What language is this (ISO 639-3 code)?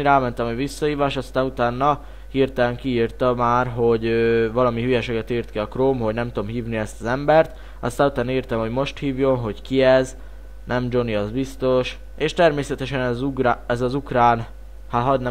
hun